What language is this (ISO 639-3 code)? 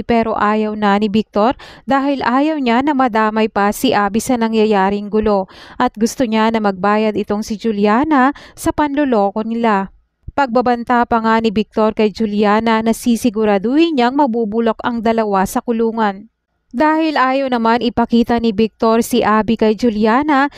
fil